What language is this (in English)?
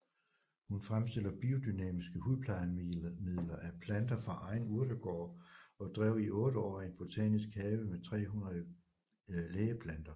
Danish